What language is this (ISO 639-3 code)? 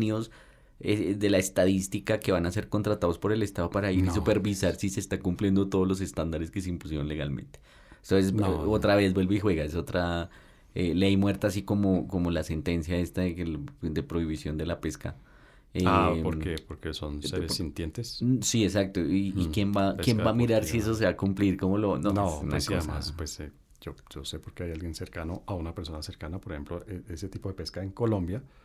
spa